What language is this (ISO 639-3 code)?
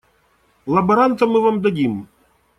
rus